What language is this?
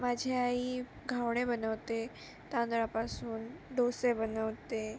Marathi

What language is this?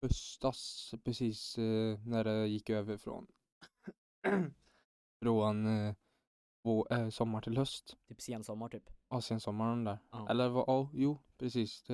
Swedish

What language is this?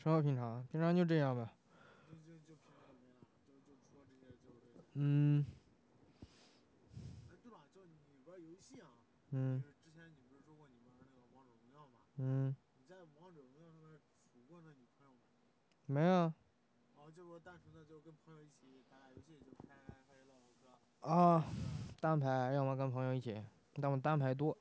Chinese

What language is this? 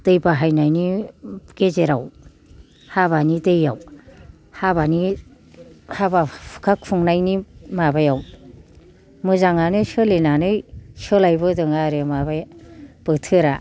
Bodo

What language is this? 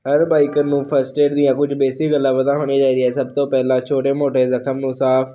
Punjabi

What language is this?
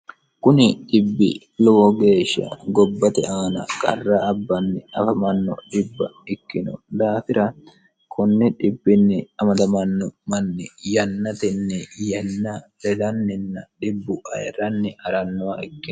Sidamo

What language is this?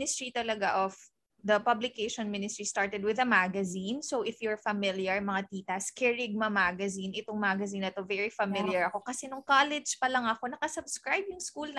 Filipino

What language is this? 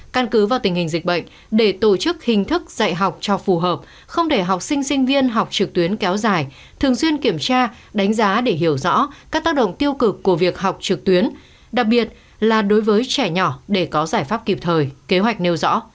Vietnamese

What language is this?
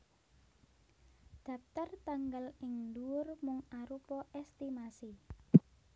Javanese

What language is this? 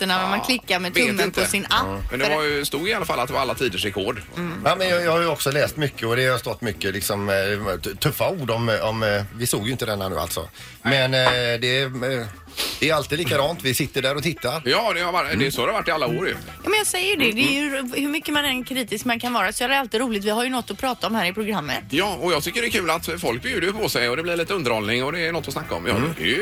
Swedish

